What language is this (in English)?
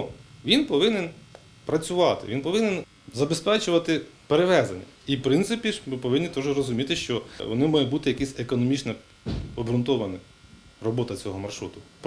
Ukrainian